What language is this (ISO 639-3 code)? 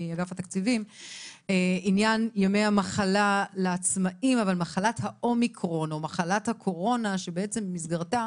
heb